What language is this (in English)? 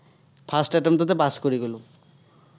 Assamese